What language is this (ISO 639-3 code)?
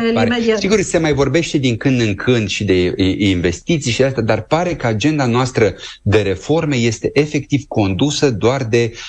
ron